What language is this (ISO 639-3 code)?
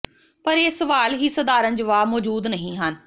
pan